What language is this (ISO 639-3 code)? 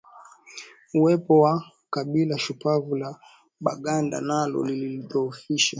swa